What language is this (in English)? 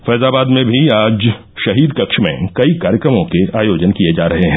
Hindi